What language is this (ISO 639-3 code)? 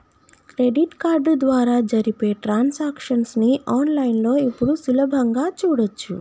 tel